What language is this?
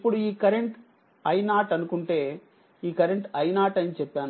Telugu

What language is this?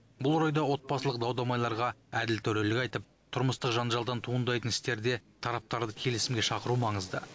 Kazakh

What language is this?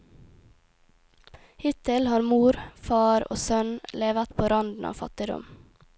Norwegian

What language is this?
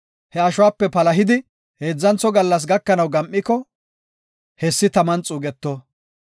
Gofa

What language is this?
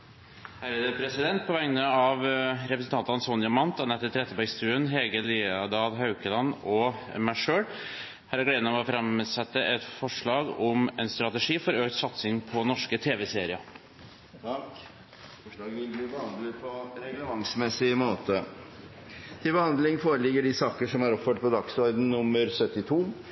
Norwegian Bokmål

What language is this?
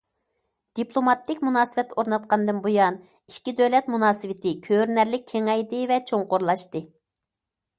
Uyghur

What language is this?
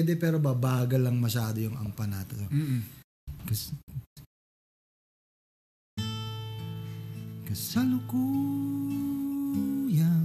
Filipino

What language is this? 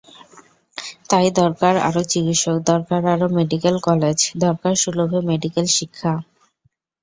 Bangla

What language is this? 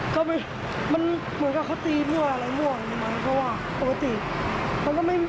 Thai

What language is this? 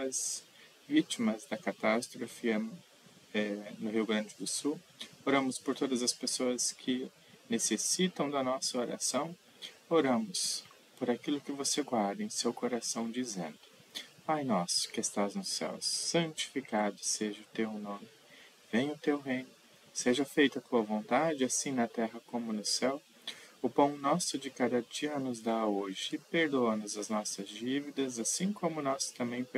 Portuguese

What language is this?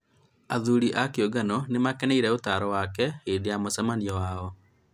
Kikuyu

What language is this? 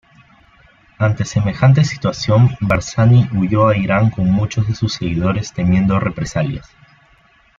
Spanish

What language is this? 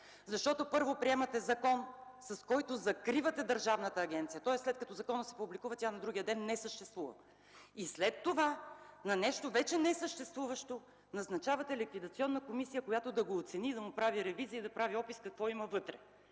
Bulgarian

